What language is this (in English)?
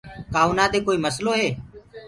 Gurgula